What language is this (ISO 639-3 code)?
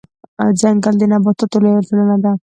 pus